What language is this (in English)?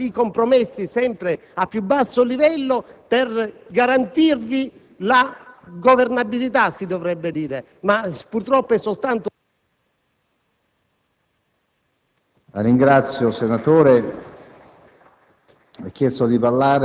Italian